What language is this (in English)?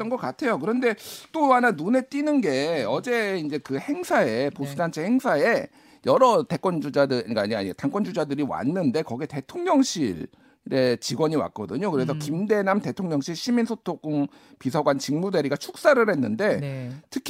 Korean